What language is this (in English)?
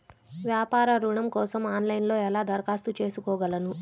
Telugu